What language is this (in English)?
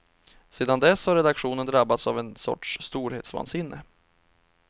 Swedish